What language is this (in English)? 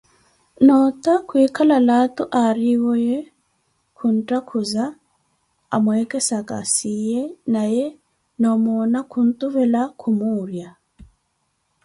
Koti